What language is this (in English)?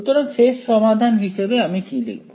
Bangla